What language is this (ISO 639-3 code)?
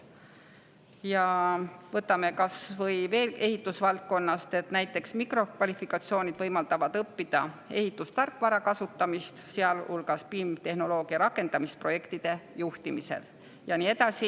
est